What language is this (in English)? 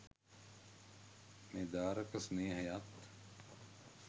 Sinhala